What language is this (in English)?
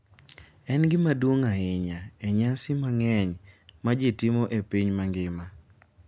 Luo (Kenya and Tanzania)